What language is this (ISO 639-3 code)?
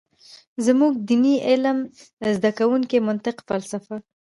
pus